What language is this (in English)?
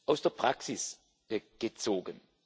German